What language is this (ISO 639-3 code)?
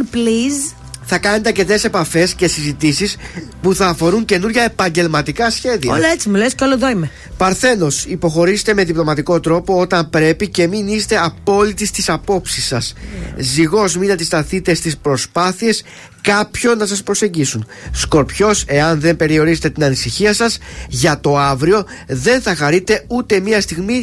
ell